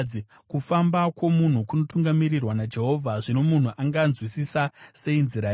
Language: Shona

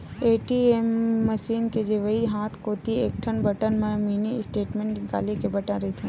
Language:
Chhattisgarhi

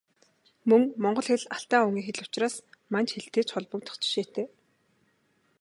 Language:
Mongolian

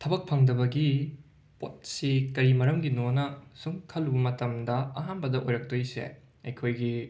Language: Manipuri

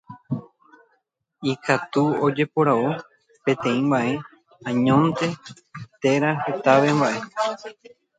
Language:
Guarani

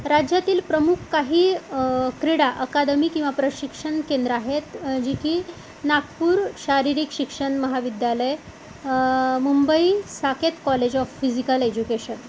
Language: Marathi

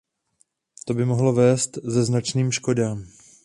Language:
Czech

